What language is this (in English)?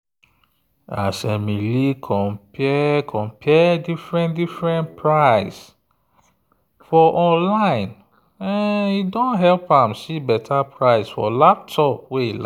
Nigerian Pidgin